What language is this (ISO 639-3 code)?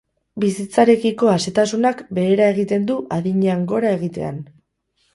eus